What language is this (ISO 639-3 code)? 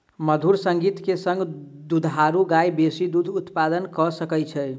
mai